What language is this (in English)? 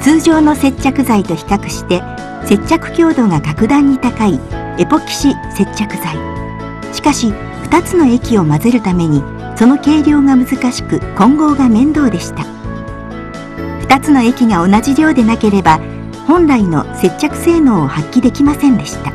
Japanese